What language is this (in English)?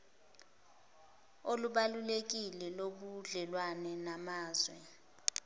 Zulu